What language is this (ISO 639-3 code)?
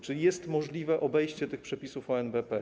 pol